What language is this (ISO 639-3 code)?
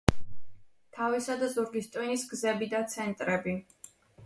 kat